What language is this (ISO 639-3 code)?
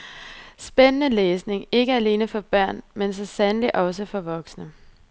dan